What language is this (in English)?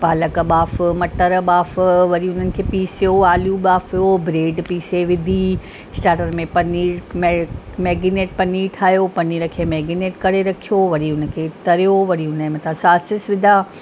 Sindhi